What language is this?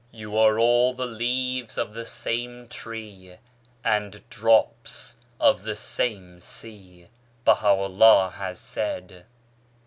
English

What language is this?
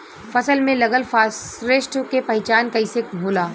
Bhojpuri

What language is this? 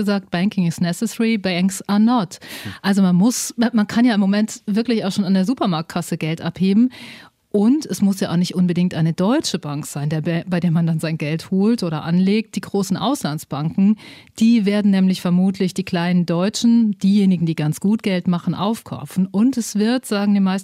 German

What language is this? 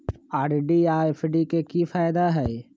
Magahi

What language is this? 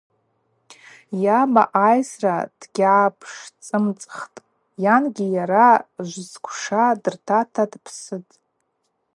Abaza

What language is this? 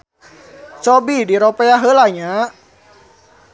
Sundanese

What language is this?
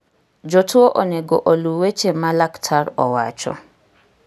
Luo (Kenya and Tanzania)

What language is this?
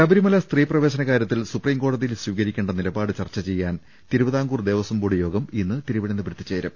Malayalam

